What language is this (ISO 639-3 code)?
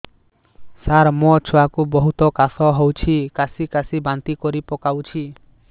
ori